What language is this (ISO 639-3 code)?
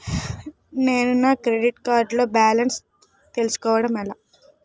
tel